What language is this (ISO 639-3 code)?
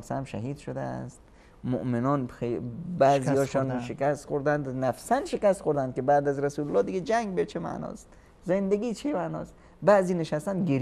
fas